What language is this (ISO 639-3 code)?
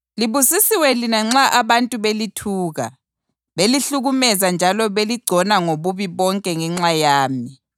nde